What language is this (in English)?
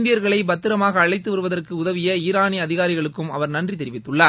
Tamil